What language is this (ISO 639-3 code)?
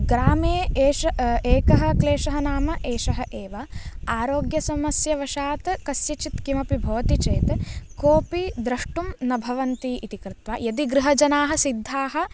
san